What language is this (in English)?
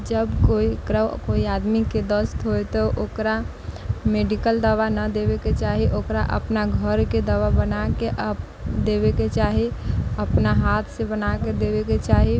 Maithili